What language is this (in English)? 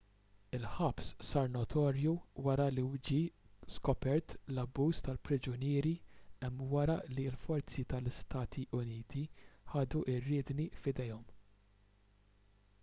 Maltese